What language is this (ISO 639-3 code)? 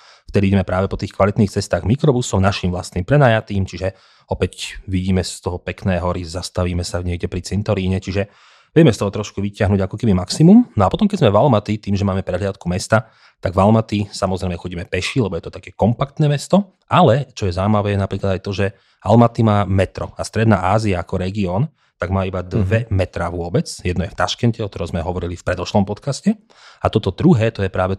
slk